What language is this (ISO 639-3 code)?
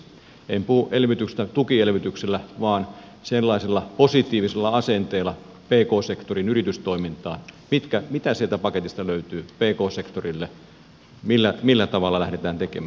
fin